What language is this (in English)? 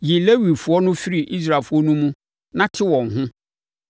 Akan